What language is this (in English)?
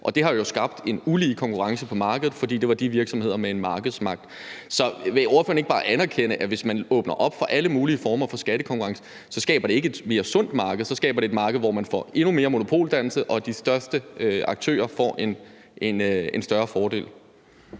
Danish